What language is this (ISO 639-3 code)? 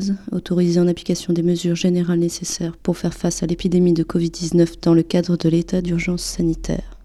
fra